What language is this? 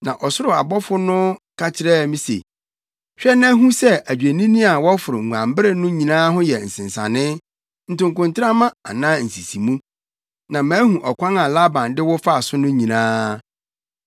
Akan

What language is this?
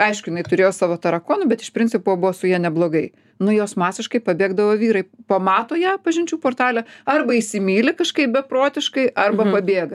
Lithuanian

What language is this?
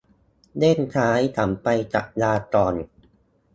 Thai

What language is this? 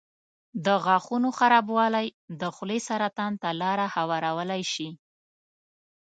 Pashto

